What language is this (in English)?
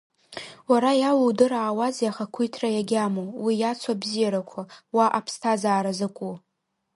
Abkhazian